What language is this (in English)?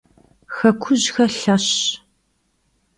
Kabardian